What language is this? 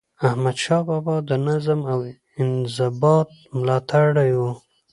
Pashto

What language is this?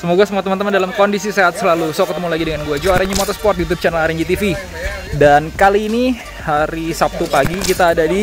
Indonesian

